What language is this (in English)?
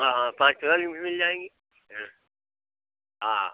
Hindi